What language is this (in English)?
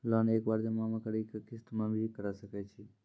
Maithili